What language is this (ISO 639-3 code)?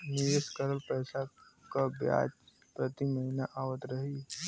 bho